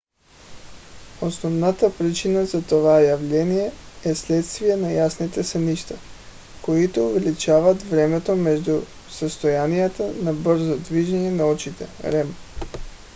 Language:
Bulgarian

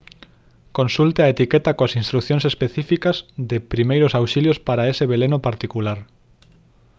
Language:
Galician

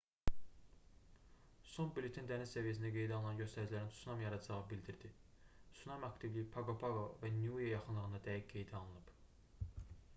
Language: Azerbaijani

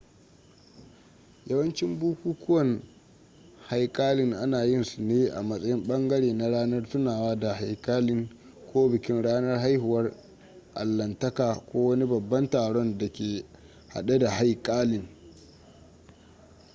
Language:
Hausa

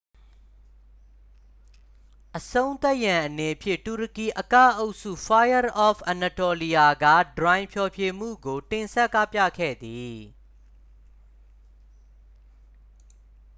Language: Burmese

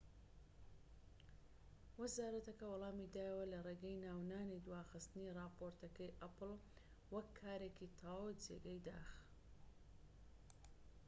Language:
Central Kurdish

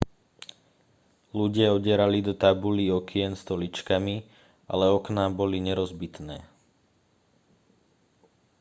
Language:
Slovak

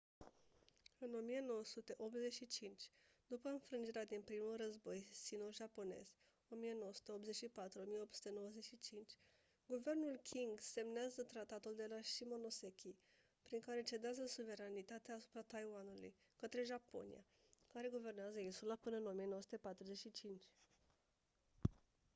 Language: Romanian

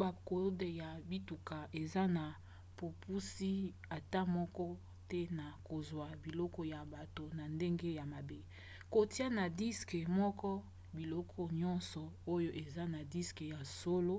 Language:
Lingala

